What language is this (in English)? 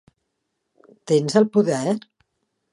Catalan